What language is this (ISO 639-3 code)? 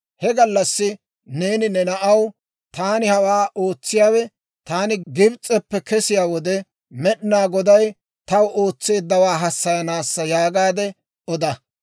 dwr